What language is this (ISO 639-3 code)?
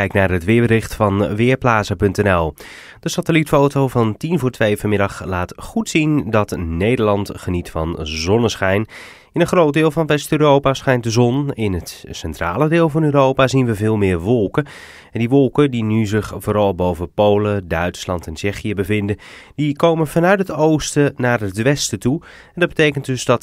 nld